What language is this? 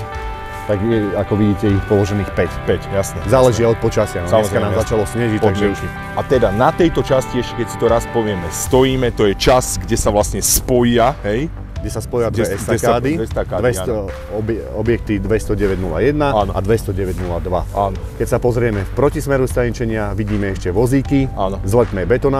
Slovak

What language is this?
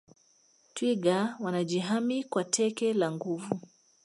Swahili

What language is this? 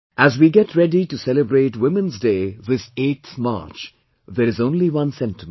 English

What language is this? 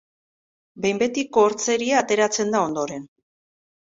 Basque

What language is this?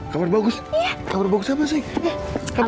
Indonesian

